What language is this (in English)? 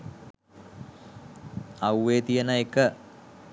Sinhala